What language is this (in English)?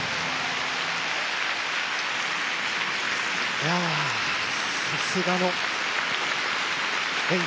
Japanese